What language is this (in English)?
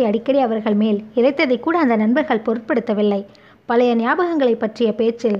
Tamil